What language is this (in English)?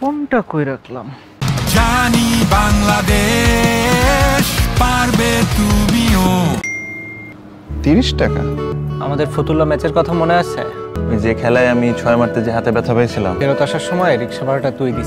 Romanian